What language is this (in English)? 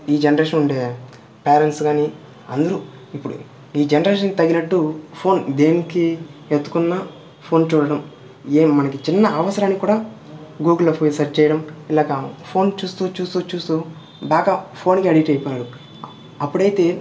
Telugu